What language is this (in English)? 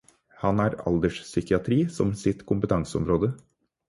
Norwegian Bokmål